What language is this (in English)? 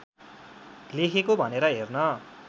Nepali